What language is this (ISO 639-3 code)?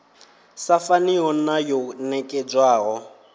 ven